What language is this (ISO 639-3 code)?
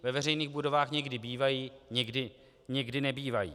ces